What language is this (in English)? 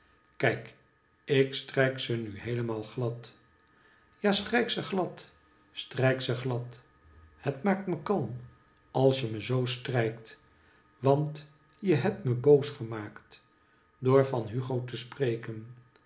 Dutch